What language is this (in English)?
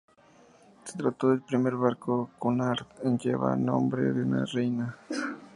Spanish